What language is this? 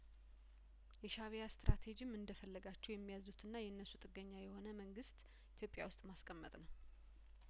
Amharic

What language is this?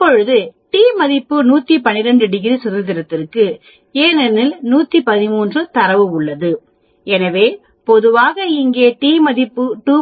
Tamil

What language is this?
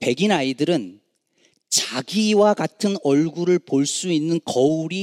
Korean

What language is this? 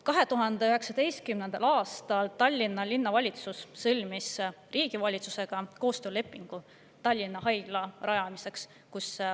Estonian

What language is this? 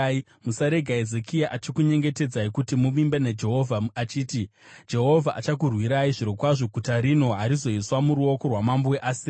Shona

